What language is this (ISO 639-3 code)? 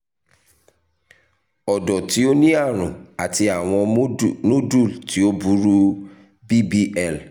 yor